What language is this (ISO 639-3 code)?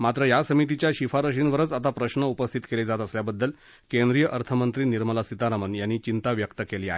mar